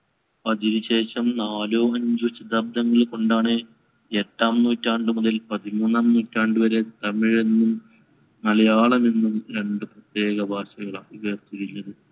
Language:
Malayalam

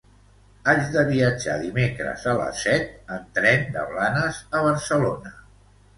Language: Catalan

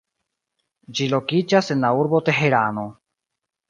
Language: Esperanto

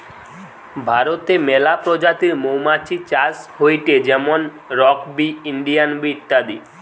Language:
Bangla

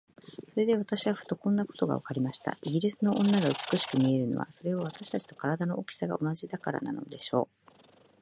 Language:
Japanese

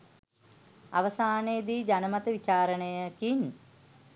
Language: Sinhala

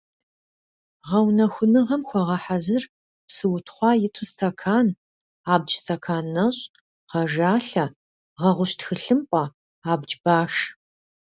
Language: Kabardian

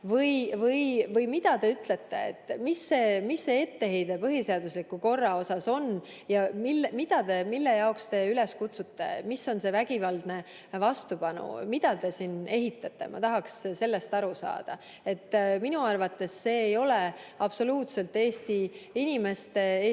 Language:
Estonian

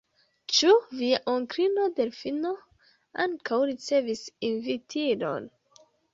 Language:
Esperanto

